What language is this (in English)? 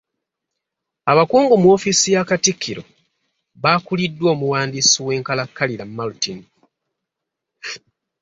Ganda